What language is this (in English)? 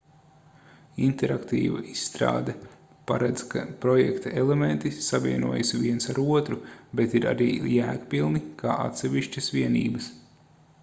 Latvian